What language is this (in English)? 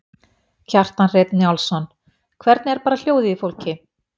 Icelandic